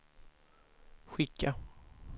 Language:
Swedish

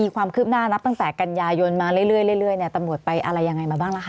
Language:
Thai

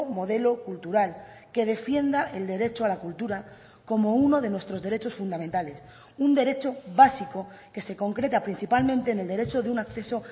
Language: Spanish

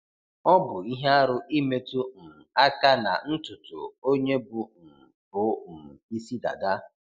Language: Igbo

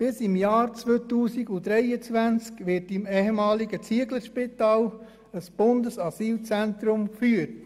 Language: Swiss German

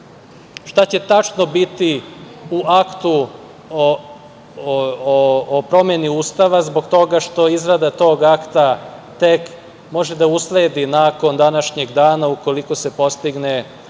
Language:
Serbian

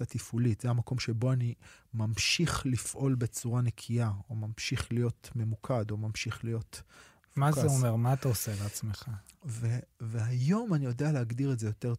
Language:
Hebrew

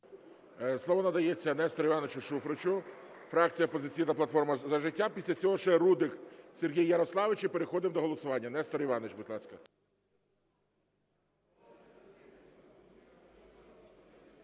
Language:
Ukrainian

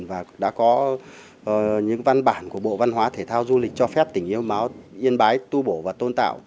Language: Vietnamese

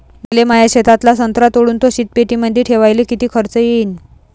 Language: Marathi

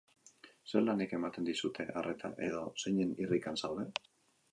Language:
Basque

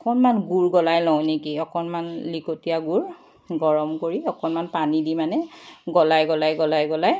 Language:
Assamese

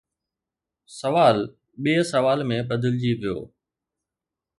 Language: Sindhi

